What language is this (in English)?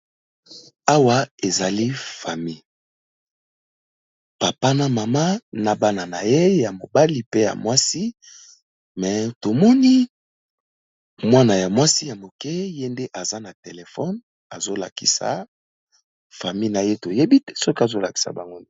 Lingala